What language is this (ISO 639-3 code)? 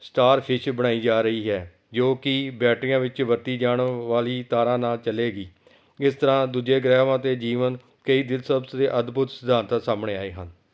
pan